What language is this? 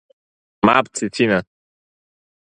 Abkhazian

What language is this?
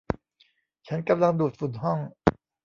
Thai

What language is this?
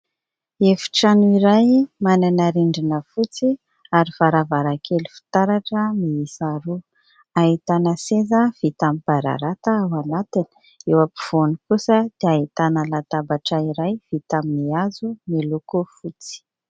Malagasy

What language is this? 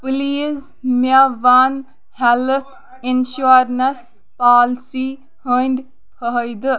Kashmiri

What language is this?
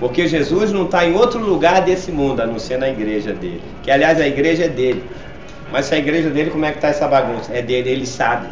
Portuguese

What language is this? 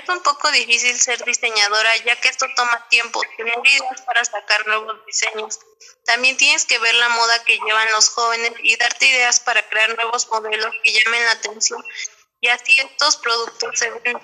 Spanish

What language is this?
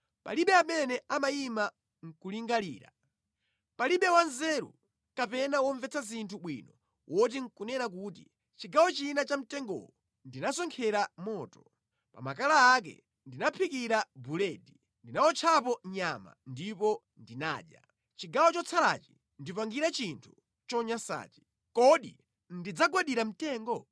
Nyanja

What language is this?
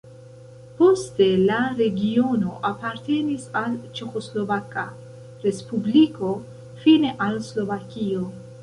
Esperanto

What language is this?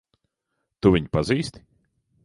Latvian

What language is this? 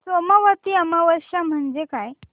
Marathi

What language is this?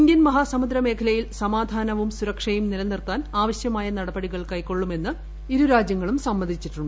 Malayalam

